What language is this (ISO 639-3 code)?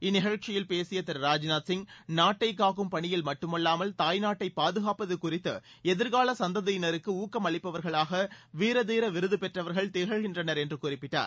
tam